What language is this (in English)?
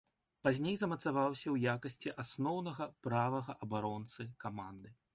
Belarusian